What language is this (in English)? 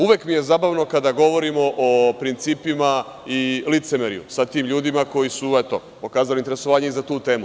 Serbian